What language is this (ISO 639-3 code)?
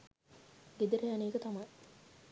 sin